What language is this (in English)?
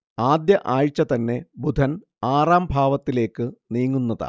Malayalam